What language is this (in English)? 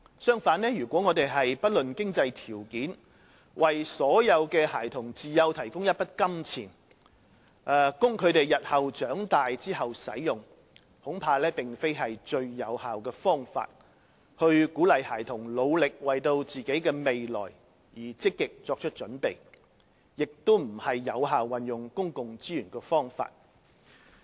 Cantonese